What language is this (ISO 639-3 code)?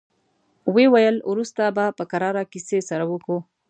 pus